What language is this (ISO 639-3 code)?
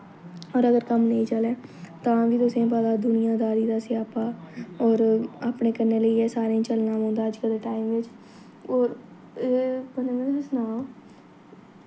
doi